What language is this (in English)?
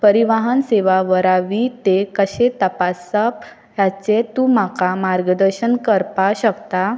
Konkani